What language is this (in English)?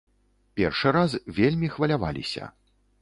Belarusian